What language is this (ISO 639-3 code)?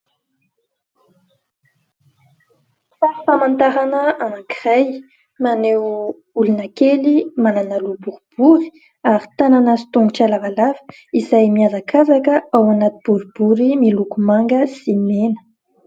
mlg